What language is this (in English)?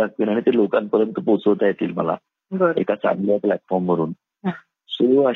Marathi